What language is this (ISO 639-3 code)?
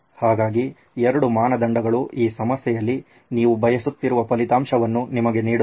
kan